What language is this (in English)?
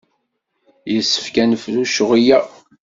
Kabyle